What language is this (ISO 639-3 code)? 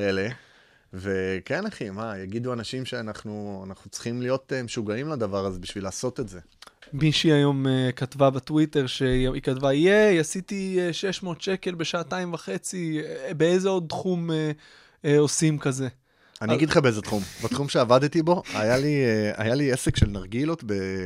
heb